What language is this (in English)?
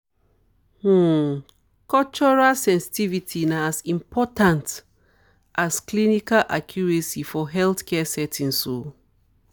Nigerian Pidgin